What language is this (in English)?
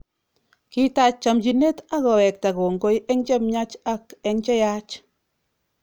Kalenjin